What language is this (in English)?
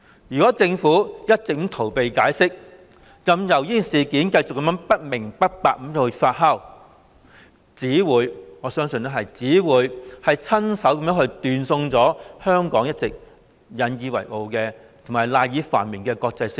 Cantonese